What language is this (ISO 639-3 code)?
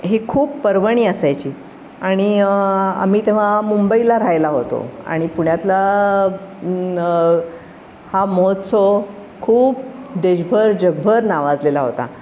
mar